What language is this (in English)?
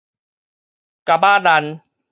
Min Nan Chinese